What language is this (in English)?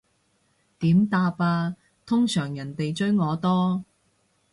Cantonese